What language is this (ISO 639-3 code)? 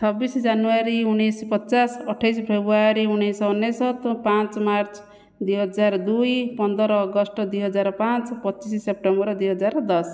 ori